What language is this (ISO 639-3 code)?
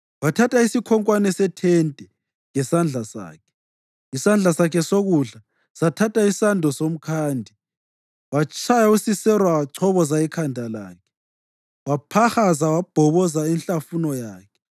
nde